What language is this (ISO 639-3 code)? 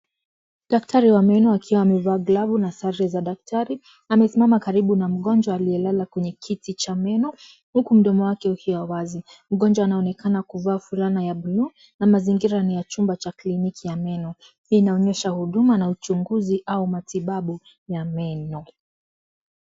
swa